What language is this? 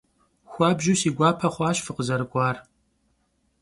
Kabardian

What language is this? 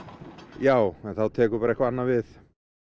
Icelandic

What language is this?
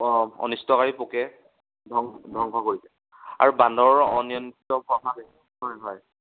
Assamese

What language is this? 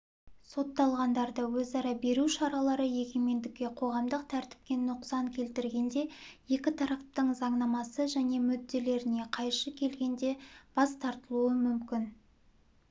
Kazakh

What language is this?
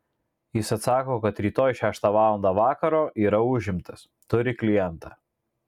Lithuanian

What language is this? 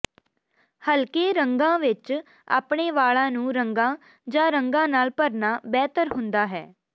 Punjabi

